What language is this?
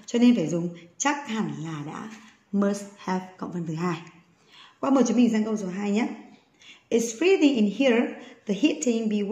Vietnamese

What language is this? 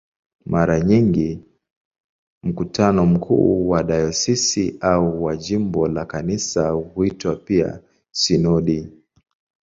Swahili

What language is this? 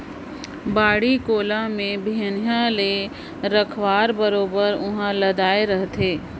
Chhattisgarhi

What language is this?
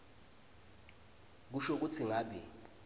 Swati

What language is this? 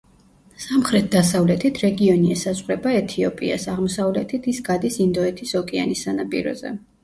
Georgian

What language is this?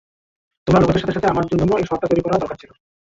Bangla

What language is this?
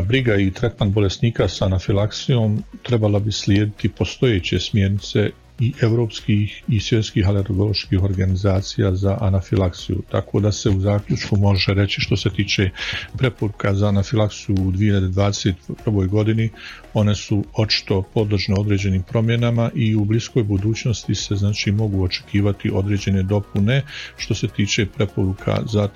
Croatian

